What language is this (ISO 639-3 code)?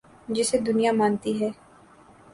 urd